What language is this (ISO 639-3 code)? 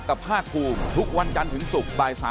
tha